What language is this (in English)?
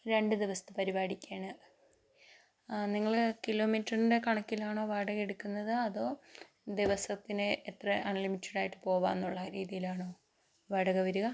Malayalam